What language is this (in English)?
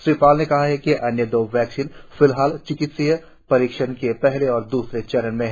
Hindi